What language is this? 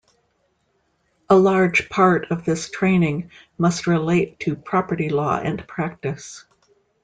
English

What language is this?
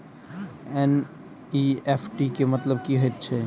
Maithili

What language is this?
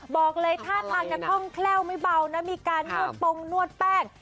Thai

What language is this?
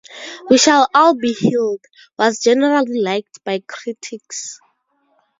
English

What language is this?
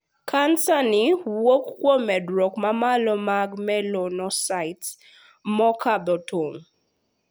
Luo (Kenya and Tanzania)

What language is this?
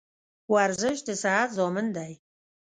Pashto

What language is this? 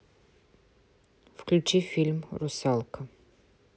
Russian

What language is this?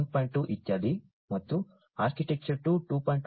Kannada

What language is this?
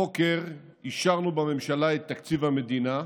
Hebrew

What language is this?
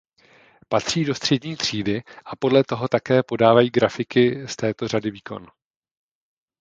Czech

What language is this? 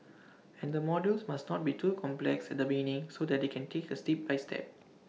English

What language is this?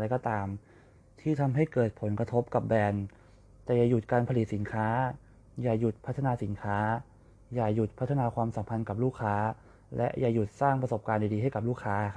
Thai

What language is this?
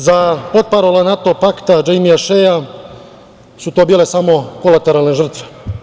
Serbian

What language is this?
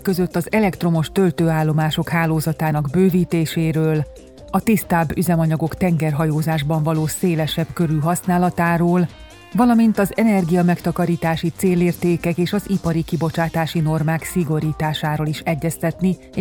Hungarian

